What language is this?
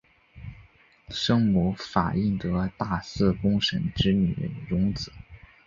Chinese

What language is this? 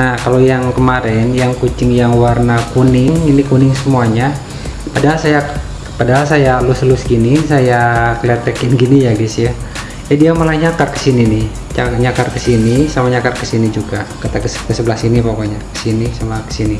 Indonesian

